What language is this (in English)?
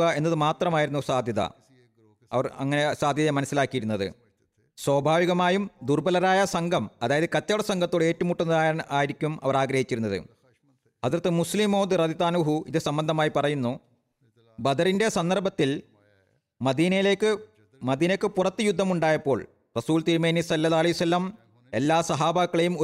Malayalam